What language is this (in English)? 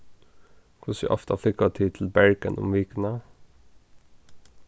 Faroese